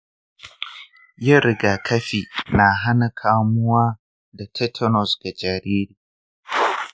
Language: Hausa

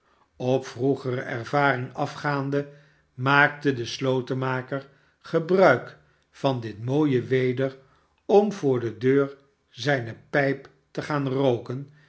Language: Dutch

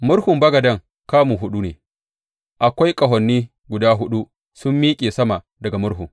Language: Hausa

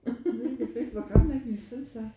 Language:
Danish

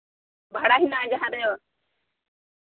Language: Santali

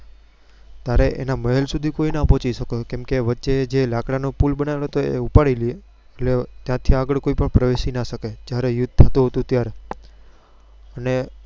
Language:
Gujarati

